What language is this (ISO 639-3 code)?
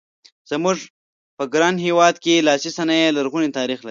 pus